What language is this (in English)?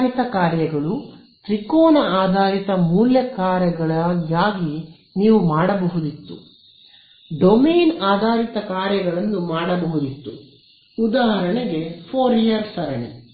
Kannada